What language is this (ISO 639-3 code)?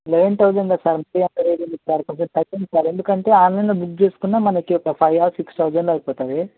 tel